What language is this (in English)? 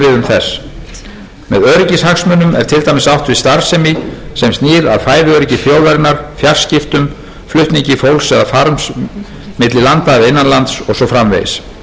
Icelandic